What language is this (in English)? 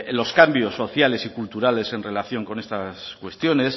Spanish